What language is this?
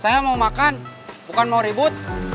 Indonesian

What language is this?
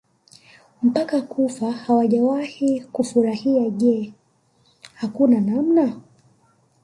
Swahili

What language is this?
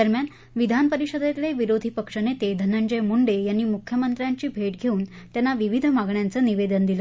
Marathi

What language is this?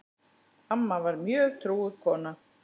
Icelandic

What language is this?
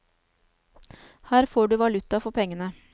Norwegian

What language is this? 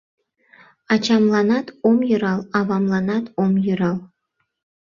Mari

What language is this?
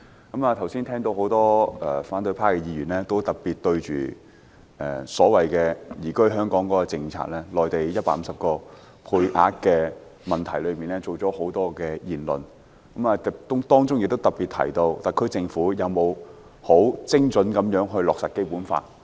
Cantonese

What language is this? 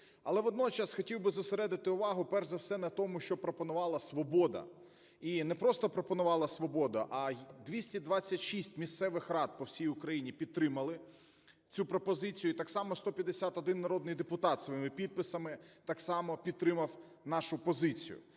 Ukrainian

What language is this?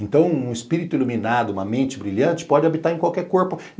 Portuguese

